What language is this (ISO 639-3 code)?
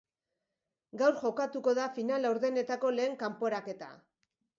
eus